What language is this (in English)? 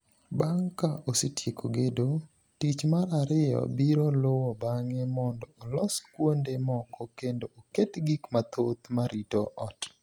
Luo (Kenya and Tanzania)